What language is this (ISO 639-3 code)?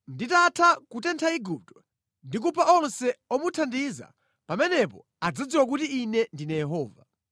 nya